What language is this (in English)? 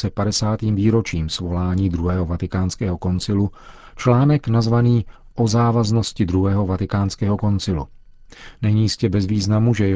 Czech